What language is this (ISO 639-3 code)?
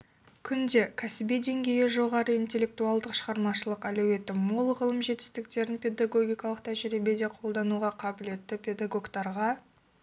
kaz